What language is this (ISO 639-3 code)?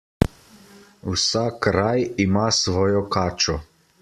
slv